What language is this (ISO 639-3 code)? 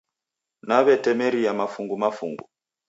dav